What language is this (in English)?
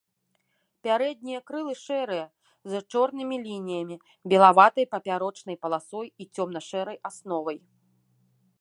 Belarusian